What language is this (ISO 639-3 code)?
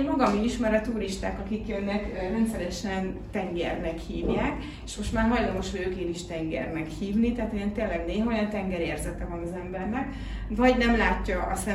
hun